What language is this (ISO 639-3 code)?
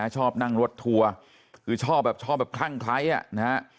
tha